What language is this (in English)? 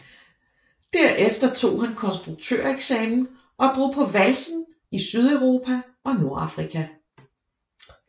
Danish